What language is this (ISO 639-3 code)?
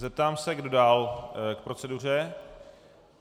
ces